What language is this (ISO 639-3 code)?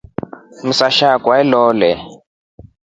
rof